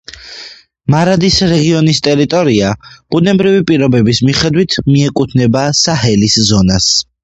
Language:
Georgian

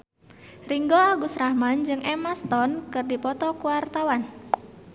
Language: Sundanese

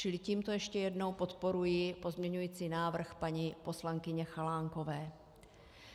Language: Czech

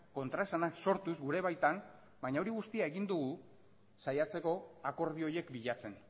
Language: Basque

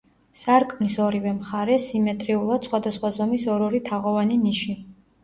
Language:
Georgian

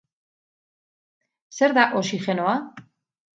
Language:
Basque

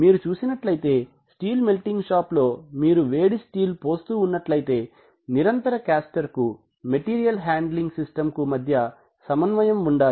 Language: Telugu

